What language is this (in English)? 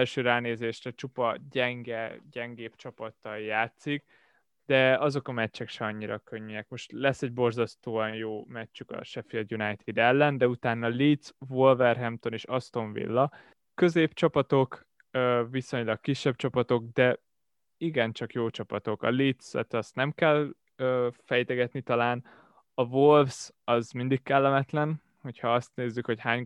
Hungarian